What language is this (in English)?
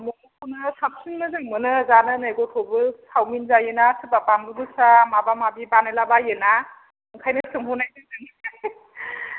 Bodo